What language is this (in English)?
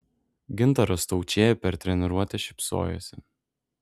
Lithuanian